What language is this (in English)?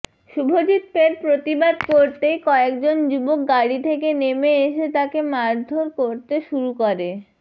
Bangla